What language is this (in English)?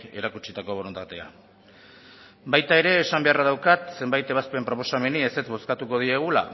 Basque